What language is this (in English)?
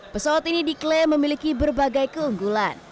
Indonesian